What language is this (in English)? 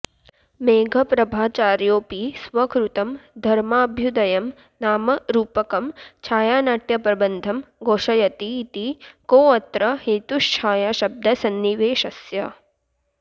Sanskrit